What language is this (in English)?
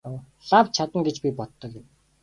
Mongolian